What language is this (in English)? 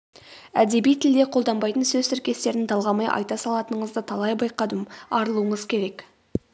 Kazakh